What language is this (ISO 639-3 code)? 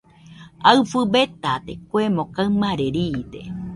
hux